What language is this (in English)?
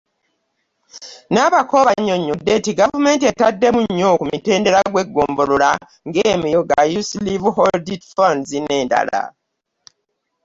Ganda